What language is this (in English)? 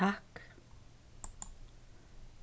Faroese